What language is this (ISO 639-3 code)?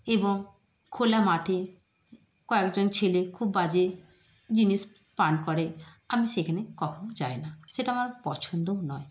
ben